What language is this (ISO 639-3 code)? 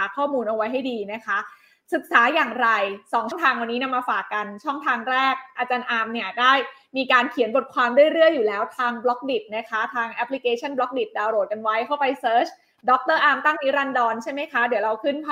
tha